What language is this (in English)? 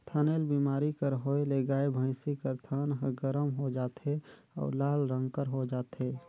Chhattisgarhi